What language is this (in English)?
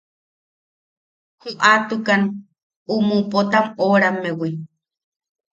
Yaqui